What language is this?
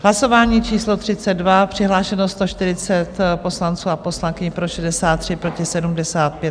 Czech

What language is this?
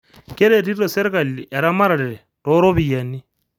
Masai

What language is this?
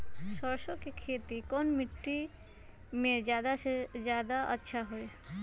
Magahi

